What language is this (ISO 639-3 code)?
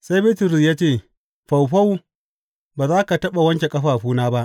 hau